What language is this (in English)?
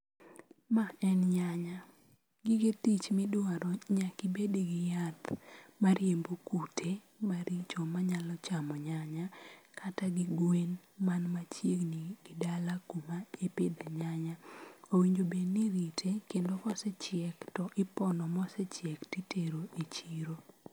Luo (Kenya and Tanzania)